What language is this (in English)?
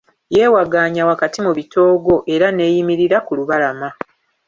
Ganda